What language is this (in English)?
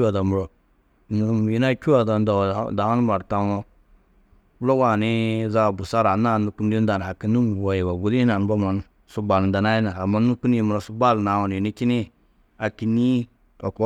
Tedaga